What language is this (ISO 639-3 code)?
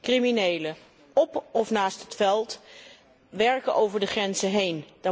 nld